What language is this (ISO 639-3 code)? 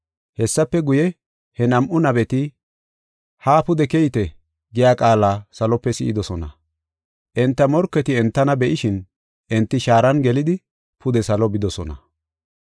gof